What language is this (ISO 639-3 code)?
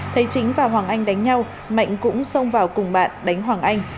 vie